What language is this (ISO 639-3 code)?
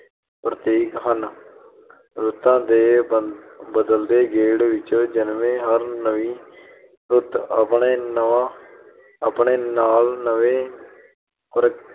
pan